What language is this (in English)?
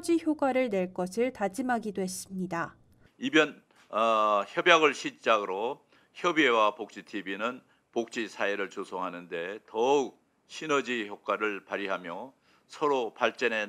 Korean